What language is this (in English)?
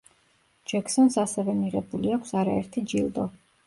Georgian